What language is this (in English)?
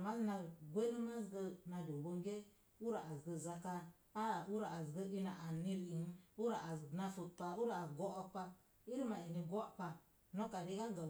Mom Jango